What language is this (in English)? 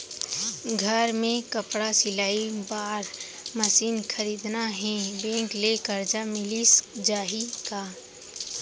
Chhattisgarhi